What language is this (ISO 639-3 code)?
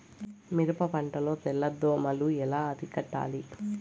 tel